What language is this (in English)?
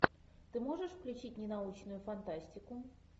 Russian